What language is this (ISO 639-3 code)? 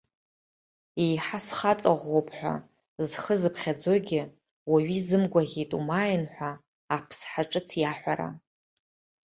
abk